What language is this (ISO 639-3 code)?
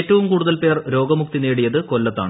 mal